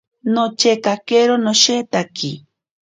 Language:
Ashéninka Perené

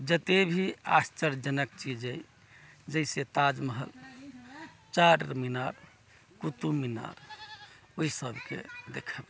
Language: Maithili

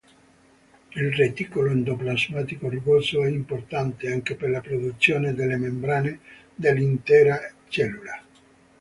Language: Italian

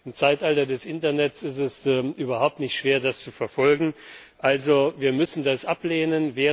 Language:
German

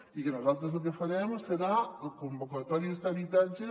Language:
Catalan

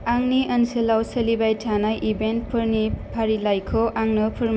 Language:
Bodo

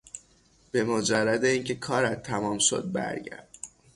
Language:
Persian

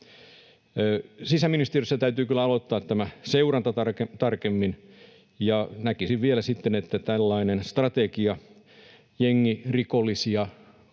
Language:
Finnish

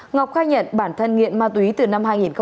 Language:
Vietnamese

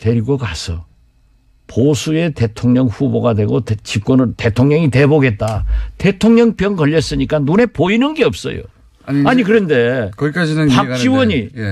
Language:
Korean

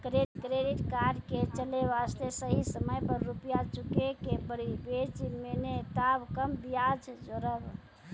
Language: Maithili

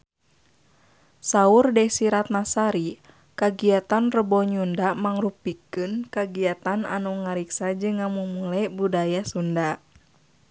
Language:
Sundanese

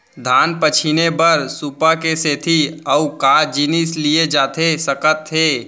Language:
Chhattisgarhi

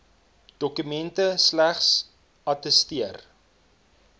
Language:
Afrikaans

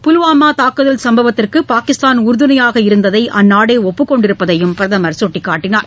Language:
Tamil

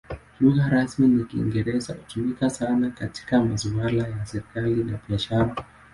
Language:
Swahili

